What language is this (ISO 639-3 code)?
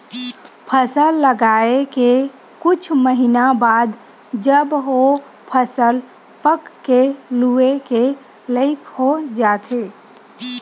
hne